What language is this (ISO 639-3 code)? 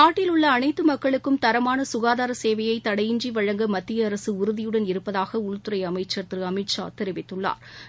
tam